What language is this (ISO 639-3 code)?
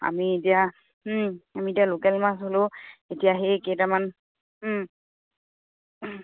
asm